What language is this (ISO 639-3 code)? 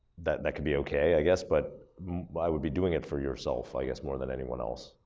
eng